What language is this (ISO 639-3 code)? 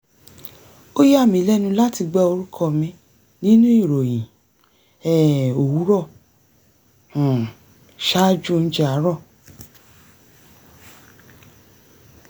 yor